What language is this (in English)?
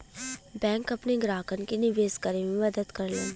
Bhojpuri